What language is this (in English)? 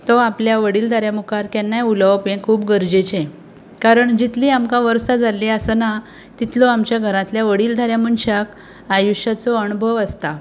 Konkani